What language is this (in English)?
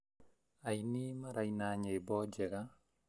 Kikuyu